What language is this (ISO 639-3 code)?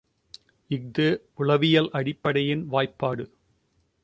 tam